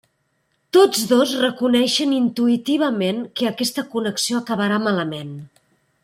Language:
Catalan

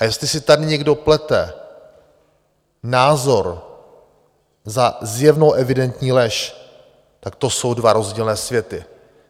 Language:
Czech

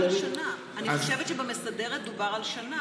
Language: Hebrew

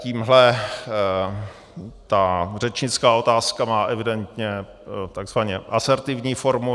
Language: Czech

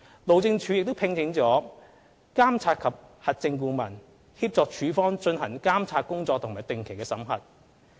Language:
Cantonese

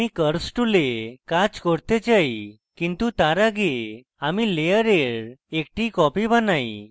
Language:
Bangla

